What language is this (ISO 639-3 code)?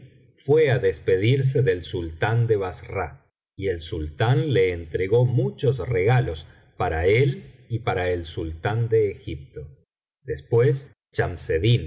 spa